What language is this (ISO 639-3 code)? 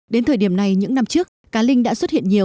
vie